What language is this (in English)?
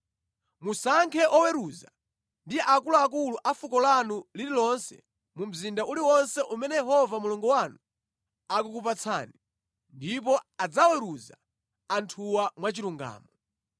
Nyanja